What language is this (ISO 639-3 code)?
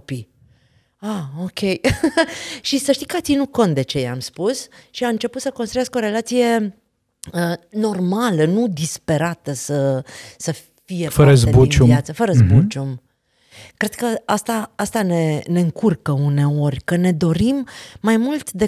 ron